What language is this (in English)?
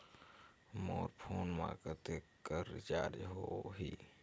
Chhattisgarhi